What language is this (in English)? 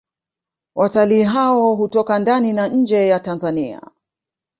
Swahili